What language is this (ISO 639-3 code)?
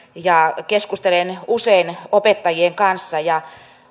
fin